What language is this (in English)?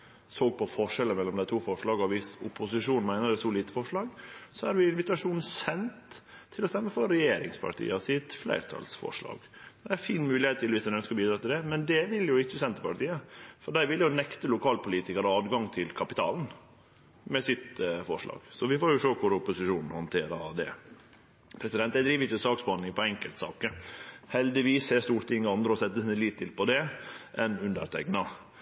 Norwegian Nynorsk